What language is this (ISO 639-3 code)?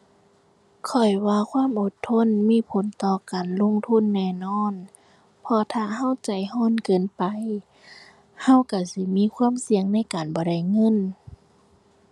tha